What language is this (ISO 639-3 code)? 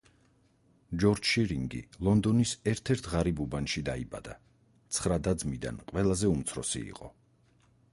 kat